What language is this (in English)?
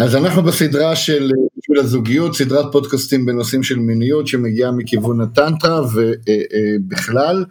Hebrew